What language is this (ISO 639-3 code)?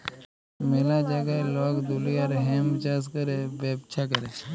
ben